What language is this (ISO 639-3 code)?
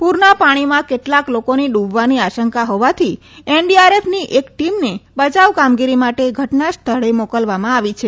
guj